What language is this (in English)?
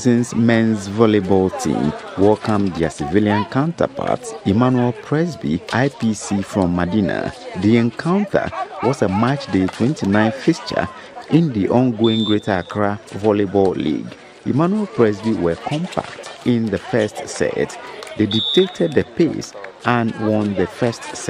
English